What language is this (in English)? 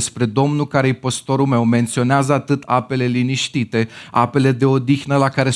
Romanian